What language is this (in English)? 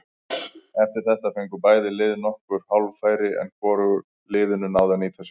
Icelandic